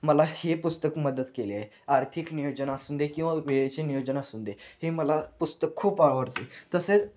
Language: Marathi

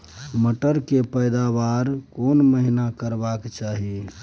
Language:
Maithili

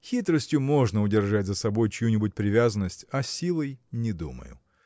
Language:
Russian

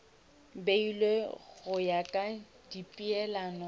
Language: Northern Sotho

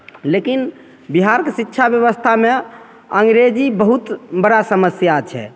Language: Maithili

